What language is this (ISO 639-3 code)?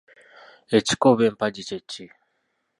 lug